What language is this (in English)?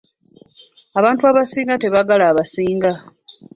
Ganda